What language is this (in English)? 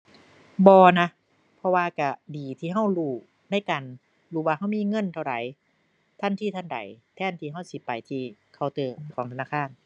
Thai